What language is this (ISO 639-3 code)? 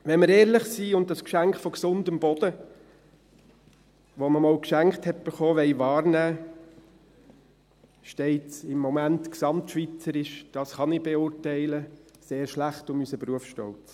gsw